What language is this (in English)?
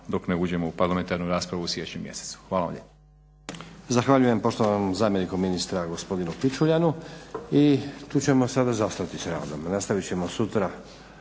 Croatian